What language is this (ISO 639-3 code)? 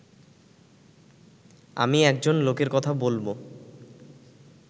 ben